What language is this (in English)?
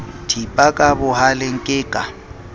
Southern Sotho